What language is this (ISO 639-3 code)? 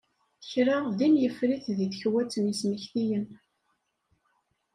kab